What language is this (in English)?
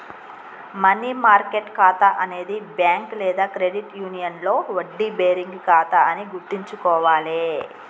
Telugu